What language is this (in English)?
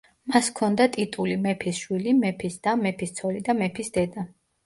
Georgian